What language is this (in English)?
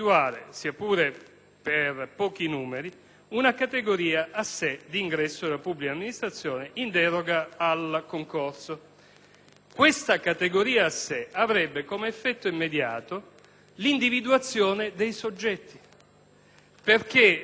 Italian